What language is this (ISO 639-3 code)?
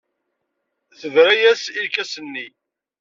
kab